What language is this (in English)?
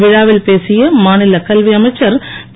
Tamil